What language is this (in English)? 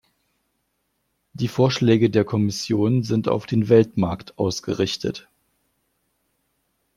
German